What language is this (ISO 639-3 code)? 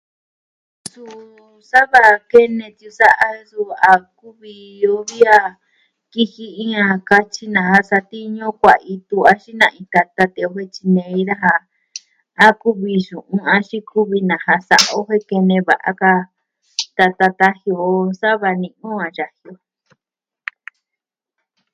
meh